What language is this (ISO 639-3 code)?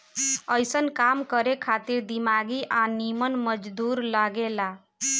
bho